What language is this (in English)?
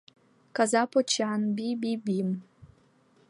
Mari